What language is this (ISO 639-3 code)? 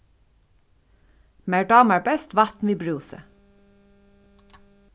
fao